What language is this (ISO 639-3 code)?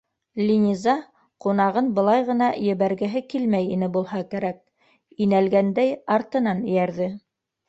bak